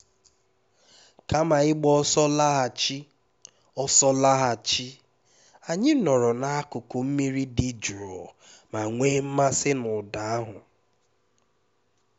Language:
Igbo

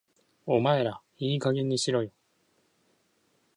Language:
Japanese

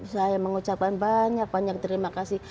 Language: Indonesian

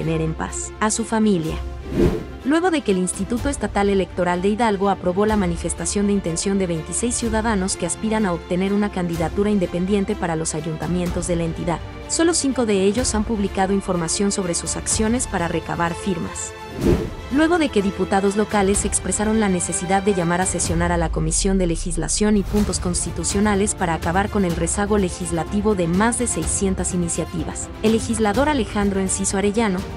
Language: Spanish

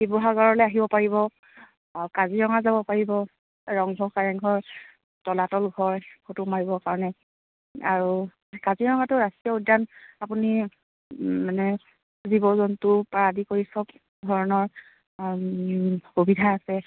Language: Assamese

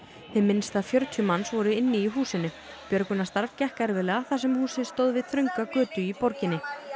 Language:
Icelandic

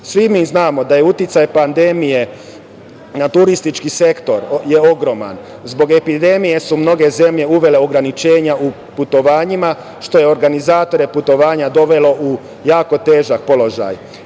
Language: Serbian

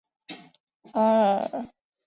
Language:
Chinese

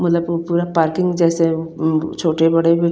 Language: Hindi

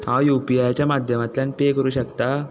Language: Konkani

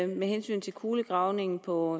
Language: Danish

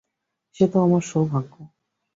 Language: Bangla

